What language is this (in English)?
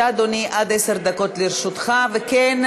Hebrew